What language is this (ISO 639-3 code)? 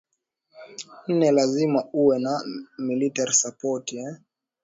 swa